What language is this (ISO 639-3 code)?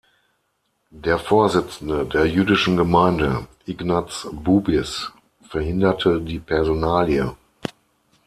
deu